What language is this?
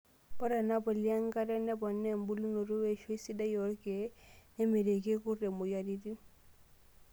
Masai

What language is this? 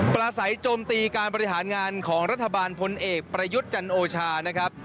Thai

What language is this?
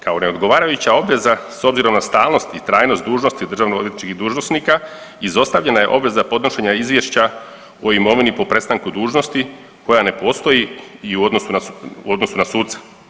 Croatian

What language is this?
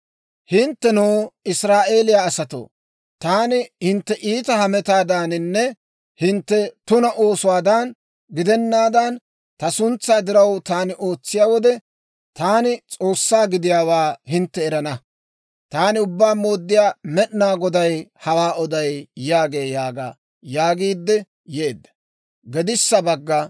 Dawro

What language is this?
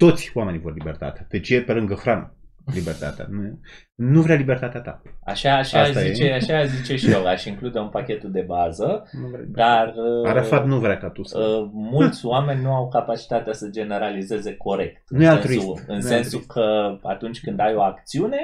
Romanian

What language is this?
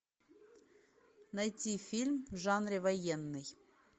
Russian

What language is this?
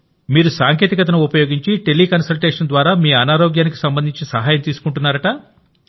Telugu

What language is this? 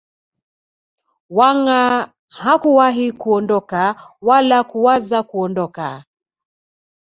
Swahili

